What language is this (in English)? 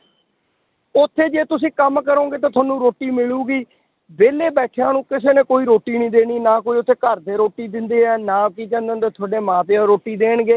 Punjabi